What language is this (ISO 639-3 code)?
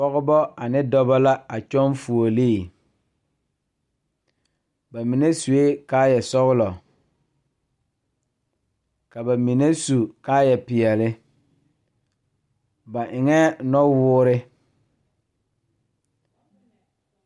dga